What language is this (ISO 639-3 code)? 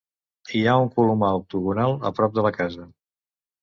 cat